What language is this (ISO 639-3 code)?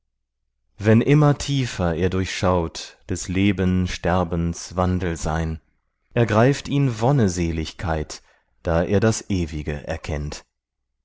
deu